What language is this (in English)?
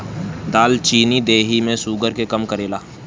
Bhojpuri